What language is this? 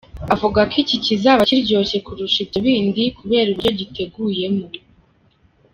Kinyarwanda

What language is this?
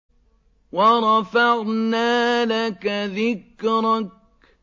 Arabic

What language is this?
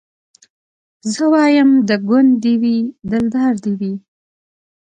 Pashto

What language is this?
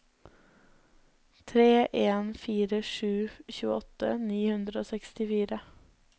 Norwegian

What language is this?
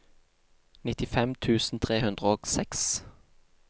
Norwegian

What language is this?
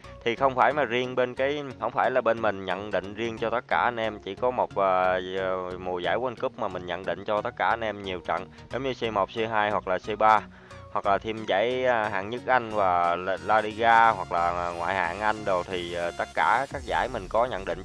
Vietnamese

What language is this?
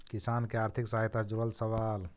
Magahi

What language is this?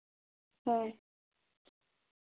Santali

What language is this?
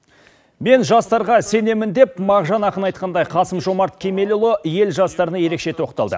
Kazakh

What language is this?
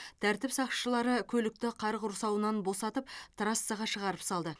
Kazakh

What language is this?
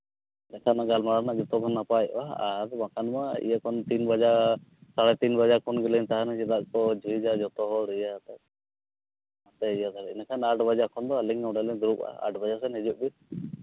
Santali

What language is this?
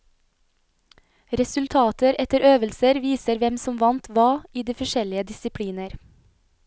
Norwegian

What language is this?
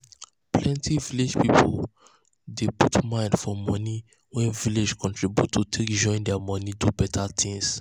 Nigerian Pidgin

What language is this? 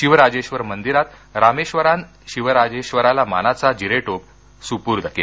Marathi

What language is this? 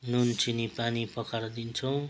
Nepali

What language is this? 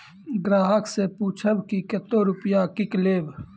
Maithili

